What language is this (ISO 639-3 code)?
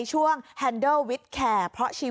tha